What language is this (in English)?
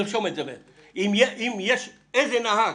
Hebrew